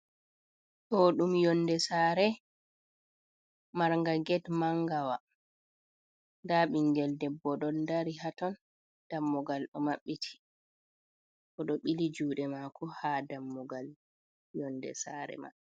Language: Fula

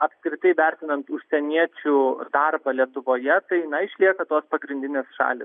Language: Lithuanian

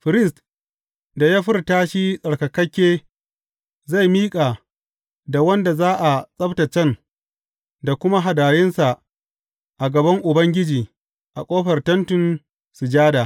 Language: Hausa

